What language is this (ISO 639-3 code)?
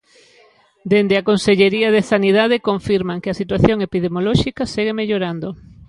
glg